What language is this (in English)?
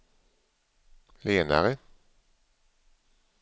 Swedish